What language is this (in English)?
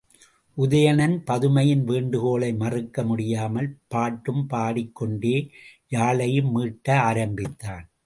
Tamil